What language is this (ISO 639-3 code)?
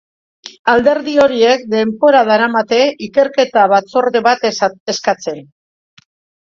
eus